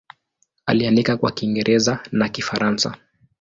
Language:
Swahili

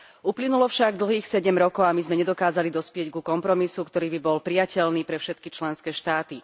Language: Slovak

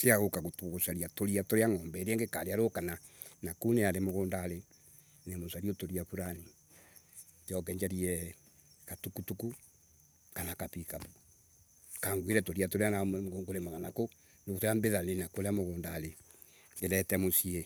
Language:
Embu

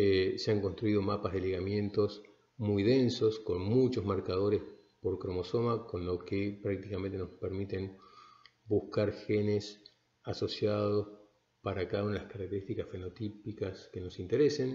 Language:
Spanish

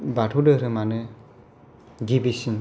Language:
Bodo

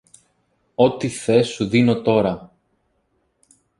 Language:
Greek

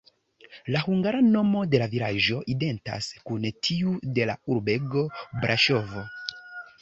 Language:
Esperanto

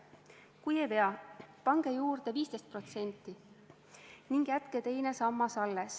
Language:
Estonian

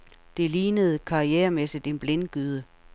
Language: Danish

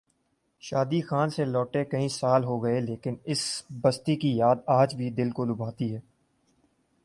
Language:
Urdu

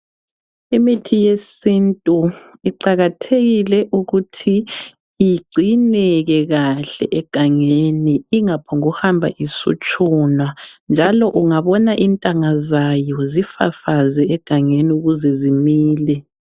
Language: North Ndebele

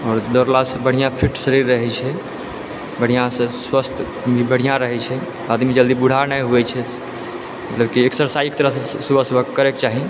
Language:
Maithili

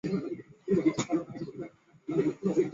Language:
Chinese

